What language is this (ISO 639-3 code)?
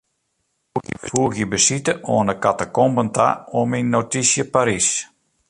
fry